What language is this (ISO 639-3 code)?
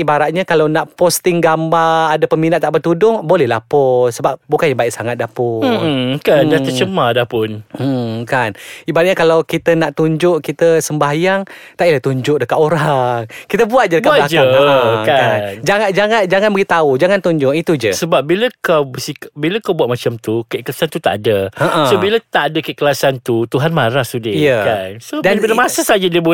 msa